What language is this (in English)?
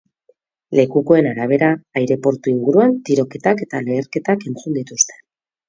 Basque